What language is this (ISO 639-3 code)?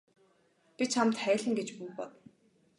mon